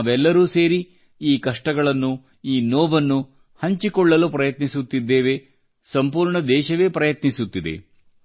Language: Kannada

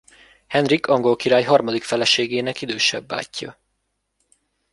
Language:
Hungarian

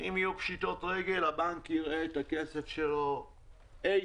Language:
Hebrew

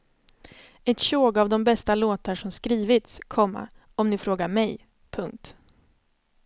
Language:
Swedish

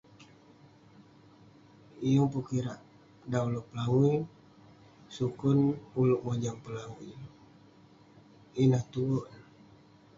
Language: Western Penan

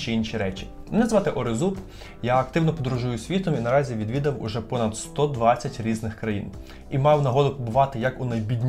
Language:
Ukrainian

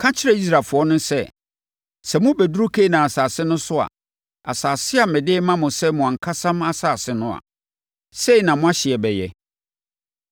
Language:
Akan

